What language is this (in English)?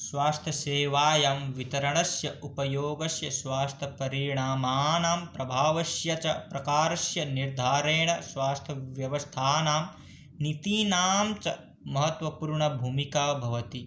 Sanskrit